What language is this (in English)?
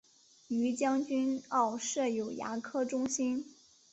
Chinese